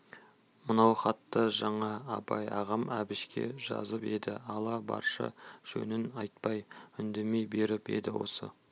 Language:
Kazakh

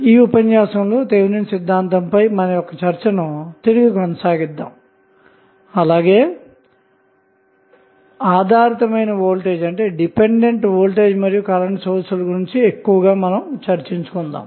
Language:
Telugu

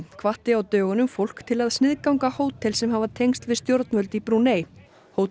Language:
Icelandic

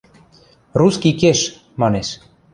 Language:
Western Mari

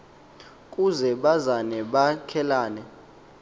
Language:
Xhosa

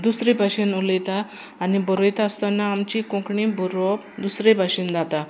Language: Konkani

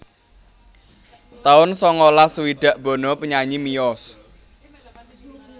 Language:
Javanese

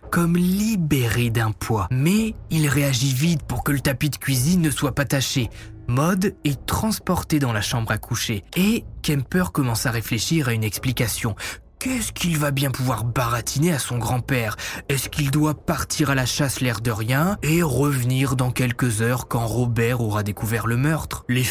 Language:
French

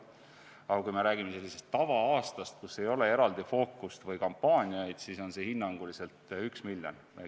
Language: Estonian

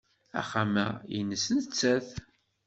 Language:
Kabyle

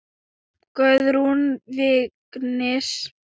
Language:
Icelandic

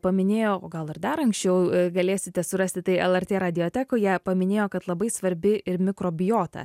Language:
Lithuanian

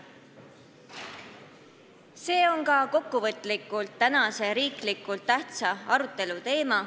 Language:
Estonian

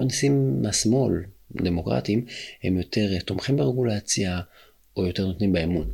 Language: Hebrew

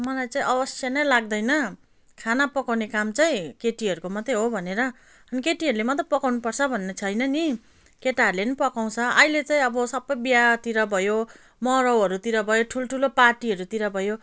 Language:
Nepali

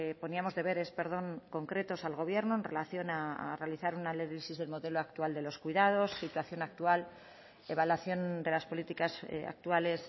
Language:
Spanish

